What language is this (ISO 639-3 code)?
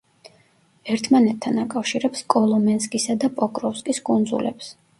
kat